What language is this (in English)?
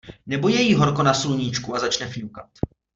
Czech